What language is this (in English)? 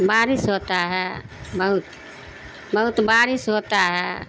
Urdu